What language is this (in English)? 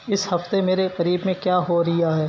Urdu